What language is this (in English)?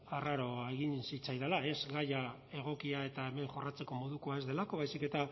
Basque